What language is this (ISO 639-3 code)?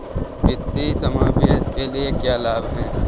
hin